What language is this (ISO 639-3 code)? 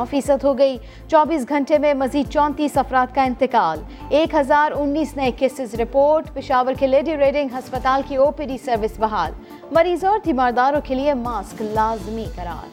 urd